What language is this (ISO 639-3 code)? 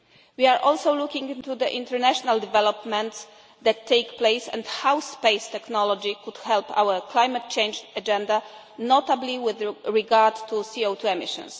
eng